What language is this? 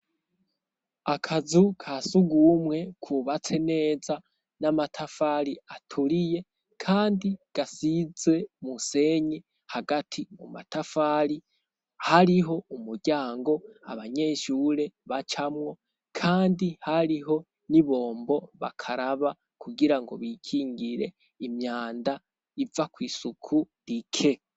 Rundi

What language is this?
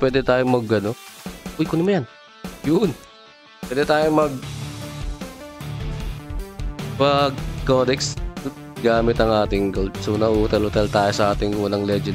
Filipino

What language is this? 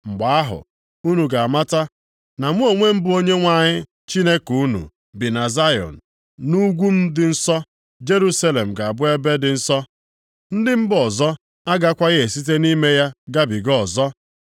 Igbo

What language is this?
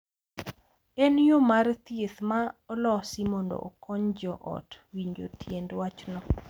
Luo (Kenya and Tanzania)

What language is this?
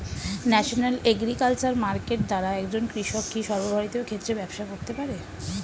Bangla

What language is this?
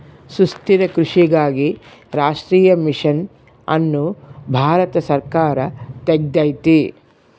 Kannada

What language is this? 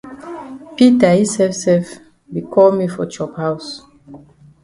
Cameroon Pidgin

